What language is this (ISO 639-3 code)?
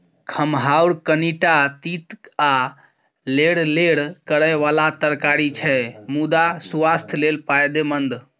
mai